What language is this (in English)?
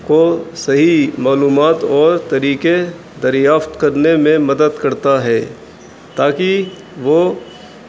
Urdu